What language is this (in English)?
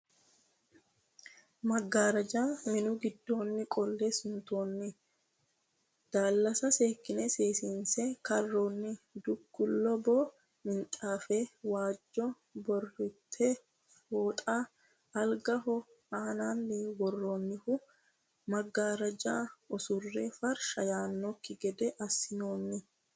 Sidamo